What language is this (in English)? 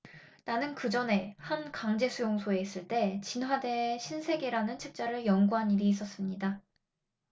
Korean